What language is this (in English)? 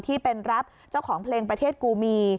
Thai